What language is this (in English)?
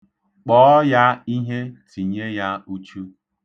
Igbo